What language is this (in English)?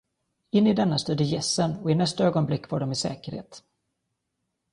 Swedish